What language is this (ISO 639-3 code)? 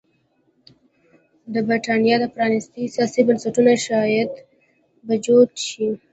pus